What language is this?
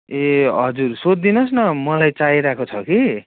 Nepali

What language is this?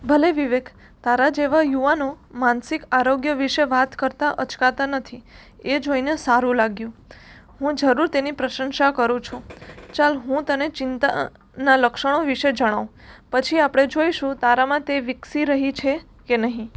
Gujarati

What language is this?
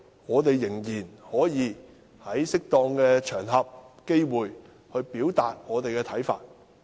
Cantonese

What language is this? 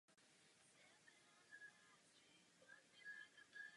Czech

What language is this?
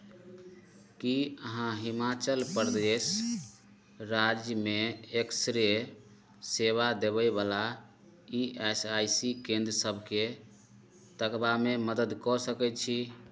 Maithili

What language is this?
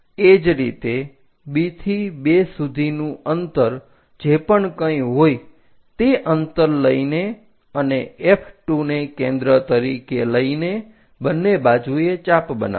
Gujarati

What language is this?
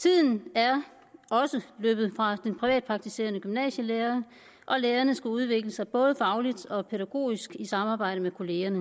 Danish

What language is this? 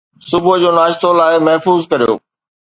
Sindhi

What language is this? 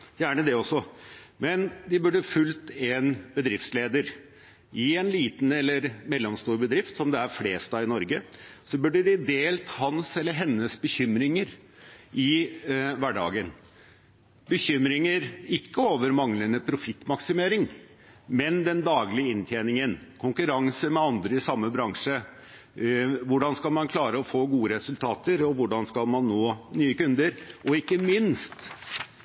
Norwegian Bokmål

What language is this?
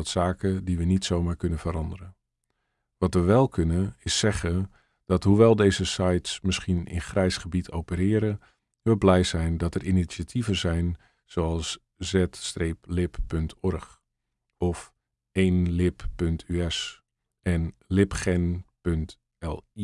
Dutch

